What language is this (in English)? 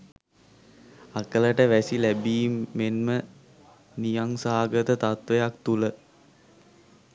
Sinhala